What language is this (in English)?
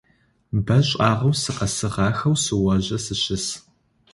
Adyghe